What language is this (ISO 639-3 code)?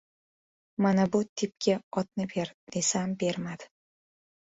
uzb